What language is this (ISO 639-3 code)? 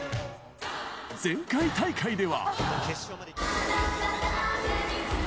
jpn